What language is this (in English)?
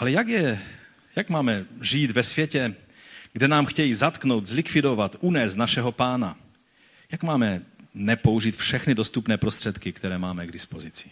Czech